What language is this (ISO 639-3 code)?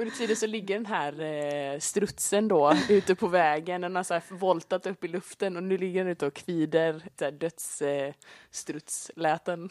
swe